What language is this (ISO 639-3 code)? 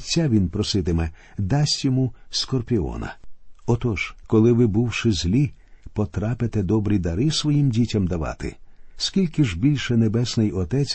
ukr